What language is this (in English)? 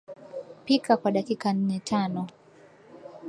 Swahili